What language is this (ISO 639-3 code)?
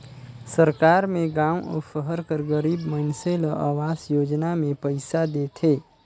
hne